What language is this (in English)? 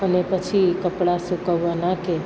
Gujarati